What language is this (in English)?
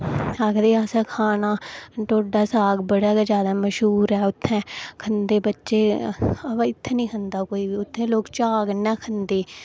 Dogri